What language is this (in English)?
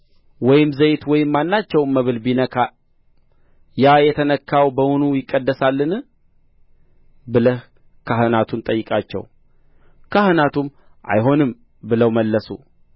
Amharic